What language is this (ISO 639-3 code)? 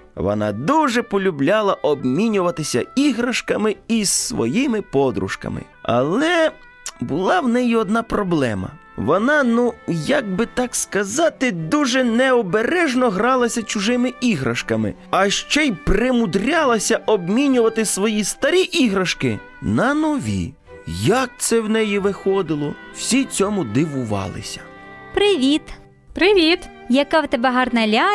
ukr